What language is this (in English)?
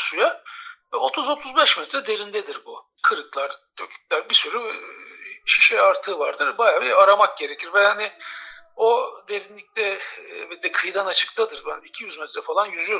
Turkish